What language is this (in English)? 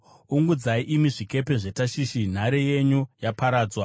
Shona